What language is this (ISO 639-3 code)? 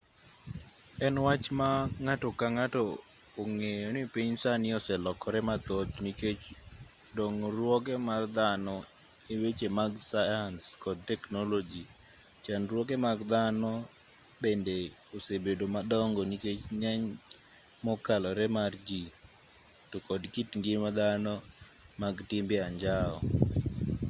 luo